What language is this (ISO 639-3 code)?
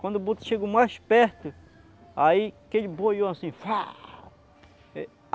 por